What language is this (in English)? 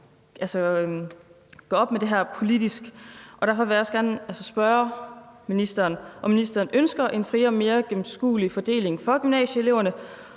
Danish